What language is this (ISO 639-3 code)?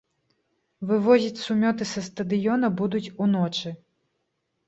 bel